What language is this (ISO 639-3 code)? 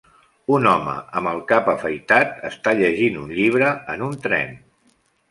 cat